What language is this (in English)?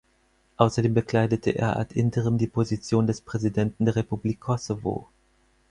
German